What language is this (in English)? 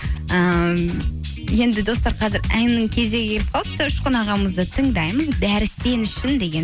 Kazakh